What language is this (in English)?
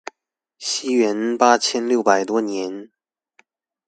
Chinese